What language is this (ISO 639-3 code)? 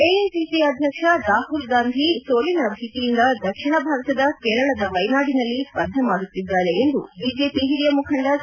kan